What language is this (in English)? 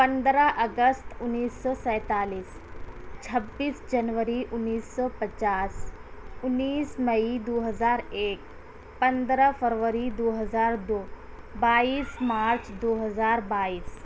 Urdu